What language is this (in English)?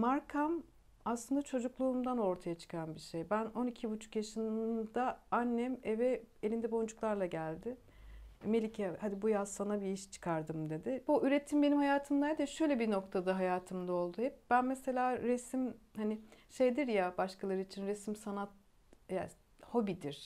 Turkish